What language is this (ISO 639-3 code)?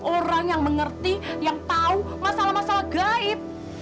ind